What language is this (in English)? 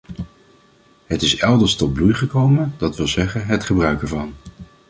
Dutch